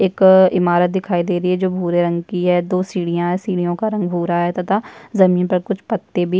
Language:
Hindi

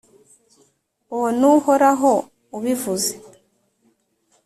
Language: Kinyarwanda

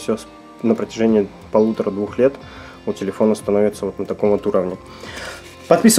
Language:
Russian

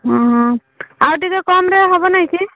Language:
Odia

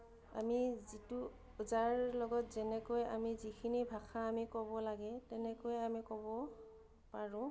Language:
Assamese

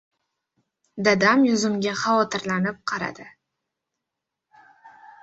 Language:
Uzbek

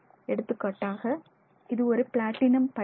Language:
Tamil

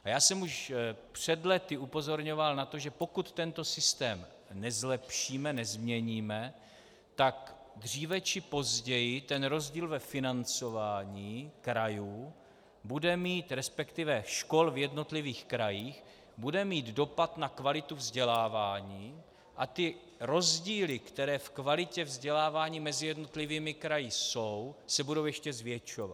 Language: Czech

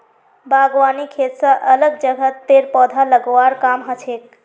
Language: Magahi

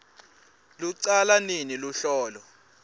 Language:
Swati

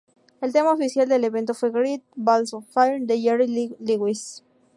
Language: Spanish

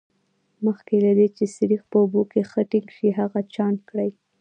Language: Pashto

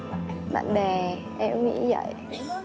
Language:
Vietnamese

